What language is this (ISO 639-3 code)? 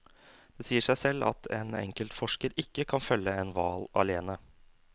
nor